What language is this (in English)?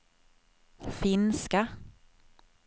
Swedish